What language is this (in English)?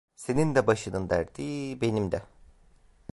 Turkish